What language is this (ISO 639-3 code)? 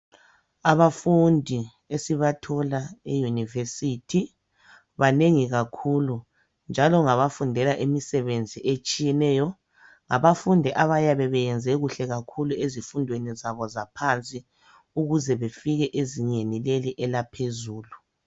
nde